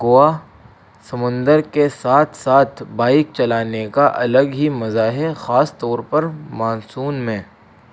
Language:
Urdu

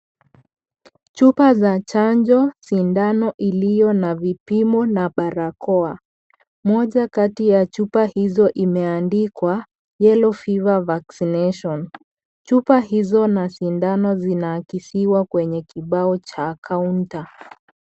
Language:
Swahili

